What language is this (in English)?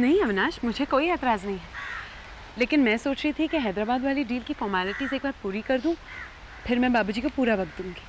Hindi